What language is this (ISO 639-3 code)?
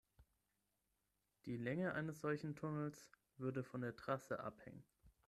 deu